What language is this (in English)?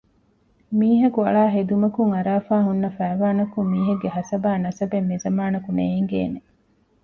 Divehi